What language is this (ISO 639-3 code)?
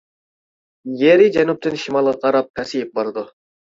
uig